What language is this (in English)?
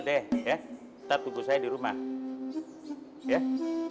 Indonesian